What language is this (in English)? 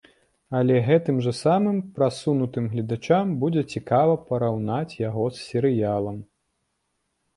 Belarusian